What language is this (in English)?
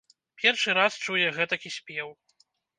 Belarusian